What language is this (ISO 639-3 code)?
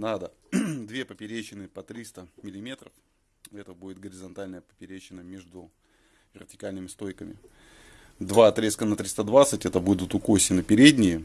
rus